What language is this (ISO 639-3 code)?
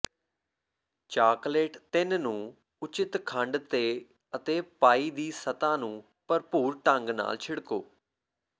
pan